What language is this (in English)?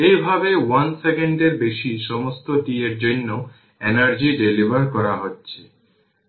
Bangla